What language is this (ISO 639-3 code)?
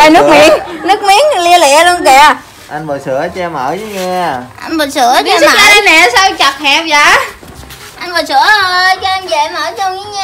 vie